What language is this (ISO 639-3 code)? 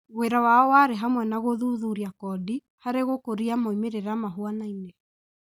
kik